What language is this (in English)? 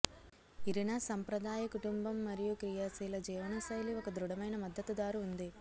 Telugu